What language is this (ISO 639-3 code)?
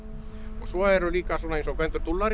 isl